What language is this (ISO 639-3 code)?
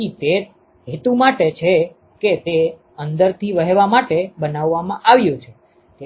guj